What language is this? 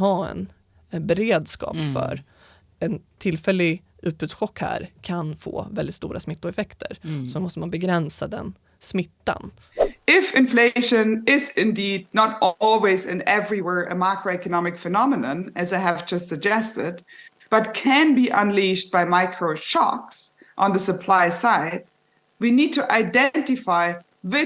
Swedish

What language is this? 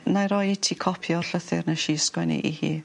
Welsh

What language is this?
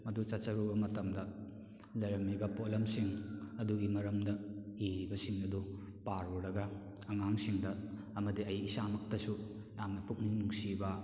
Manipuri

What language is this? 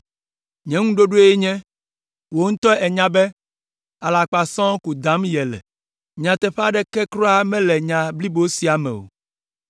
Ewe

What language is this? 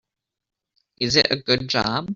English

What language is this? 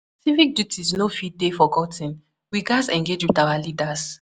Nigerian Pidgin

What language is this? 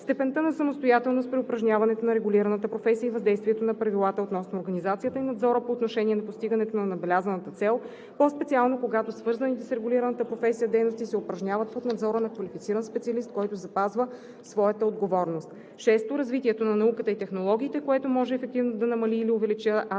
Bulgarian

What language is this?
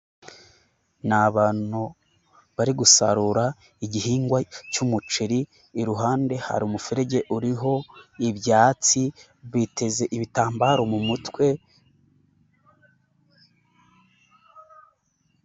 Kinyarwanda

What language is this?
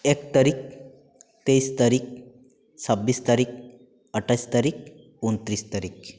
Bangla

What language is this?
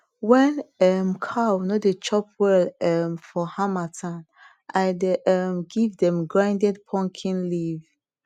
Nigerian Pidgin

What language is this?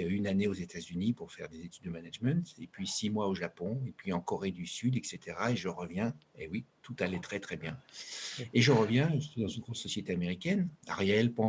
French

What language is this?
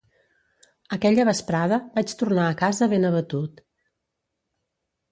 Catalan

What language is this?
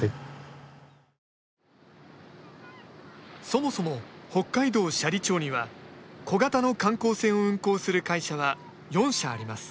Japanese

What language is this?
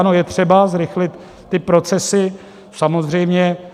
Czech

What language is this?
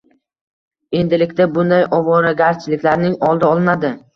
Uzbek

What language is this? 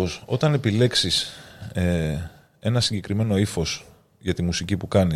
Greek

